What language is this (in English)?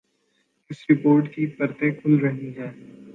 Urdu